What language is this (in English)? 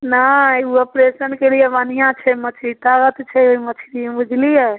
Maithili